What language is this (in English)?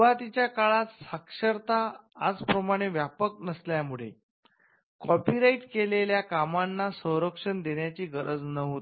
Marathi